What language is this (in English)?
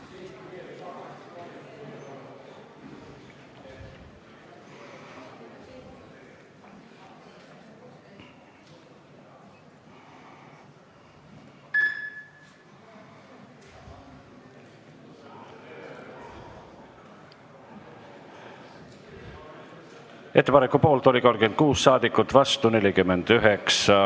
Estonian